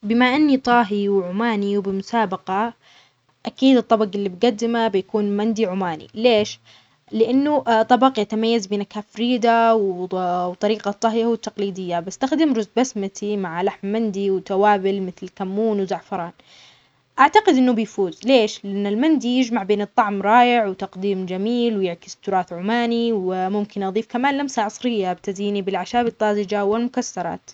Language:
Omani Arabic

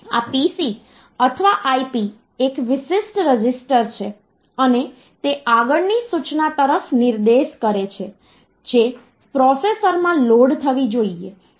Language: Gujarati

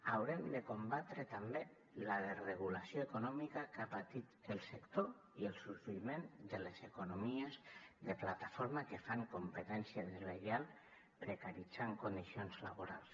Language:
Catalan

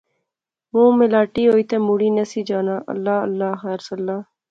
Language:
Pahari-Potwari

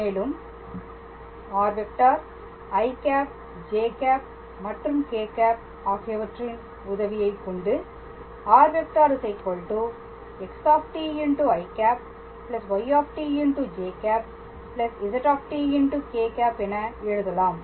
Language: Tamil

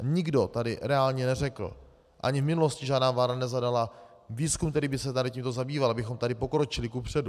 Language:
Czech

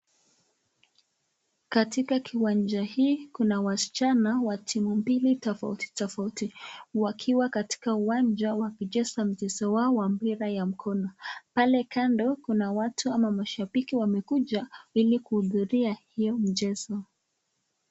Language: Swahili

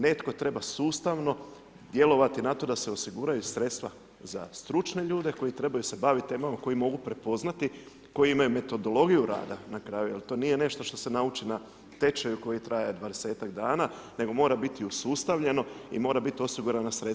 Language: Croatian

